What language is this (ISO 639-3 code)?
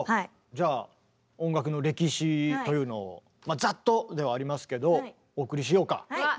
jpn